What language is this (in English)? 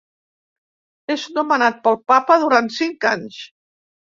Catalan